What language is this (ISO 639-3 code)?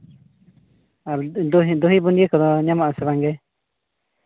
sat